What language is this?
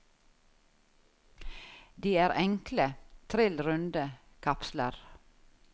Norwegian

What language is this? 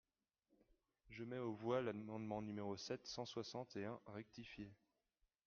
French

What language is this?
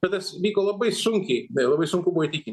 Lithuanian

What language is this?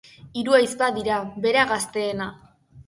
Basque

